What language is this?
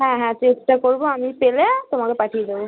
Bangla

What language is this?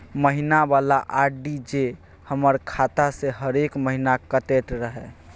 Maithili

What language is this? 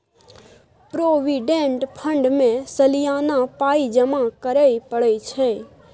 Maithili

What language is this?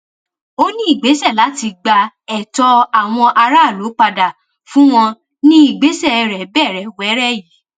Yoruba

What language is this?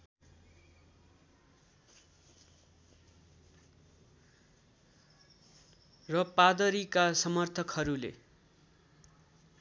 Nepali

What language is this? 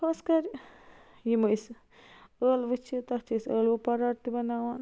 Kashmiri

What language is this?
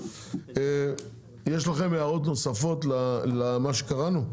Hebrew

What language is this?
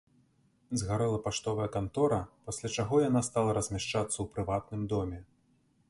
Belarusian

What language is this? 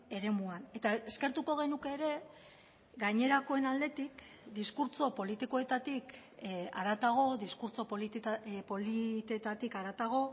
Basque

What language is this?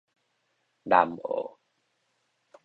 Min Nan Chinese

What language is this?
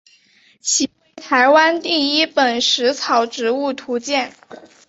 Chinese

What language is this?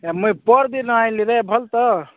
Odia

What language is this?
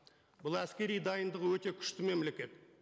Kazakh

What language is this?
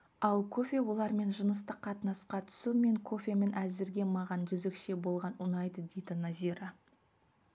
Kazakh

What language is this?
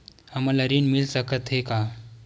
Chhattisgarhi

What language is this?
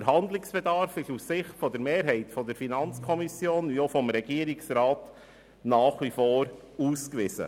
Swiss German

